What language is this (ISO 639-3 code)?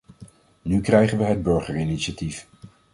nld